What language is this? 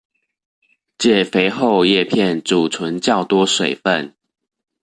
Chinese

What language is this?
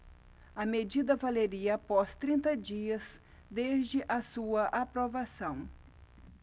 Portuguese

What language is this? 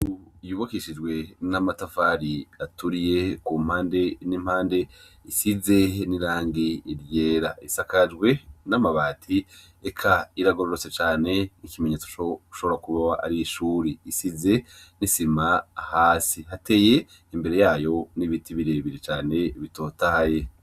Rundi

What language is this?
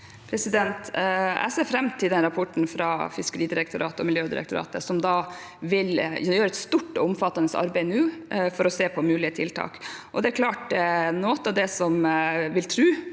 Norwegian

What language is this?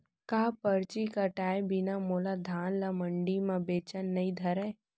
Chhattisgarhi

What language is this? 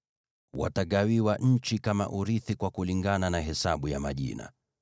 Swahili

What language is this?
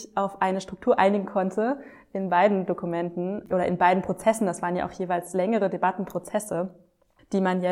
German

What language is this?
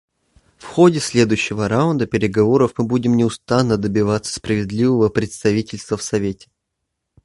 Russian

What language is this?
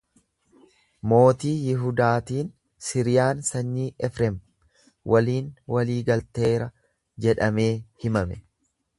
Oromo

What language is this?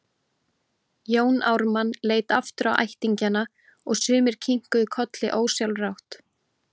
Icelandic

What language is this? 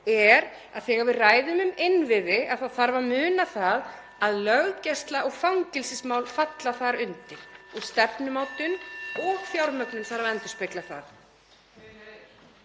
Icelandic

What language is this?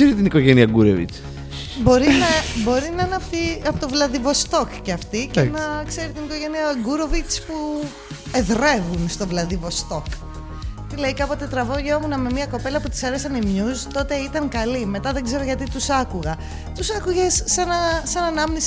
Greek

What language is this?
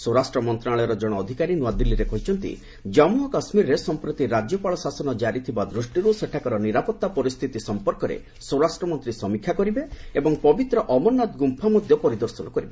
Odia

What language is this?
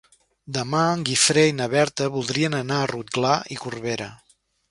Catalan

